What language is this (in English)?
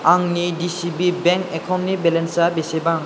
Bodo